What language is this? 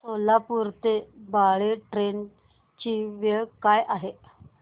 Marathi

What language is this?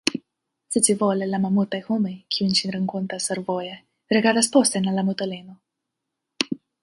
Esperanto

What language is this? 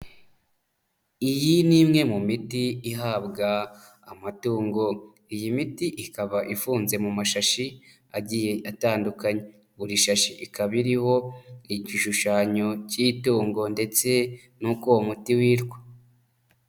Kinyarwanda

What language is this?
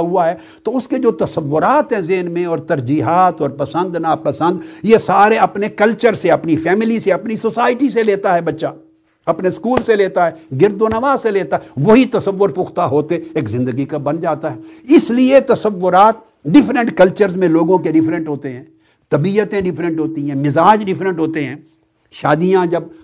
Urdu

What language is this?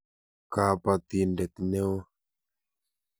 Kalenjin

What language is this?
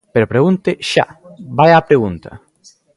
Galician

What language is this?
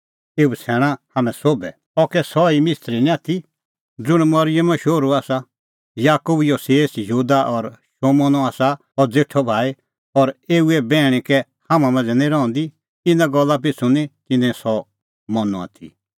Kullu Pahari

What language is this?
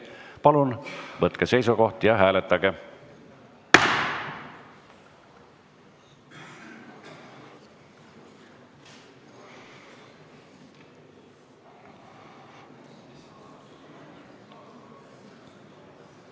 Estonian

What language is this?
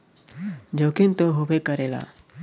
Bhojpuri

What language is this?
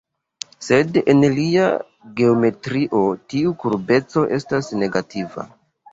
Esperanto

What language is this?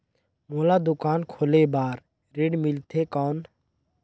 Chhattisgarhi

